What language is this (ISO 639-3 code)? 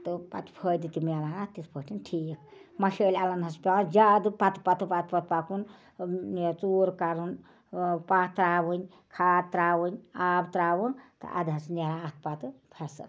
kas